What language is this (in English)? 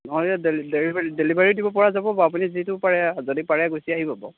Assamese